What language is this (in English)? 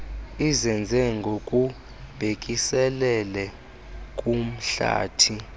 Xhosa